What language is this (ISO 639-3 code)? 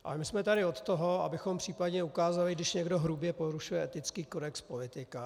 ces